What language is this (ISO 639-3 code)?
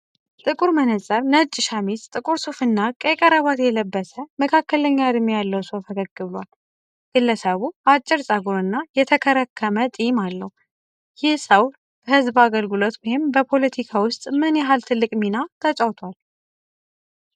amh